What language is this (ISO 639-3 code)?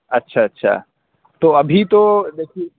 urd